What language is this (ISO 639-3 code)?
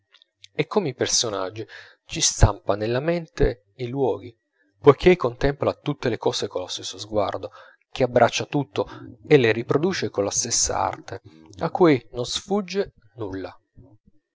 ita